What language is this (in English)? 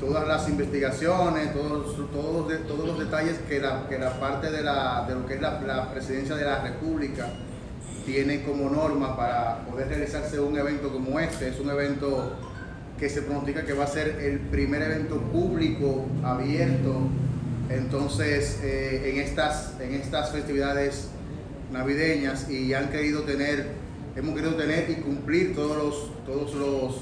Spanish